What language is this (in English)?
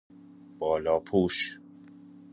Persian